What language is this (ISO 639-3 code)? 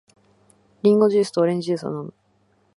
jpn